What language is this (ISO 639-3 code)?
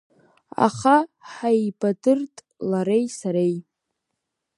abk